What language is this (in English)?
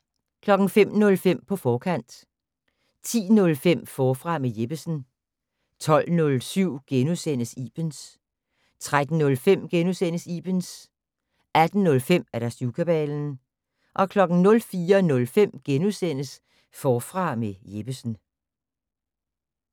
Danish